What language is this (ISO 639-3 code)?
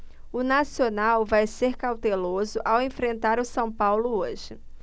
por